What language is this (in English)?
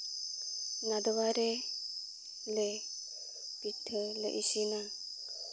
Santali